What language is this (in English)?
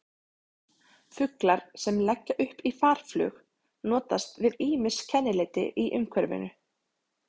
Icelandic